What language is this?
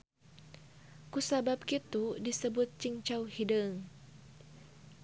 Sundanese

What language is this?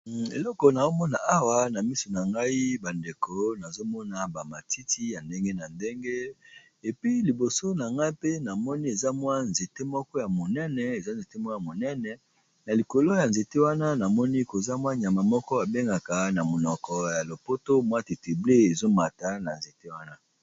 Lingala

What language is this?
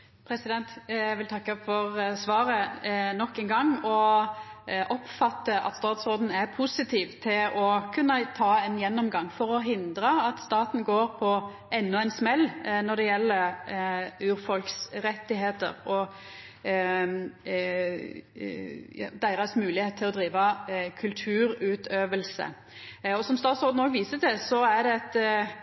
Norwegian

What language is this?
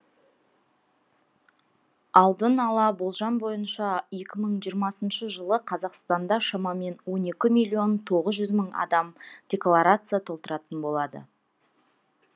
Kazakh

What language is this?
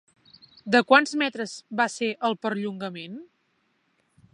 Catalan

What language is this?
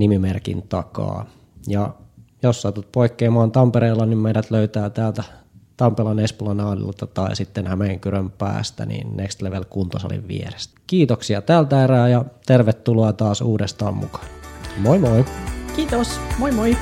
Finnish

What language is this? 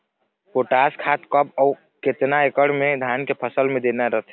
Chhattisgarhi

